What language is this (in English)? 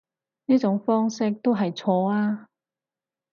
Cantonese